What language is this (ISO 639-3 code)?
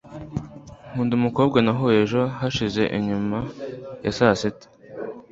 kin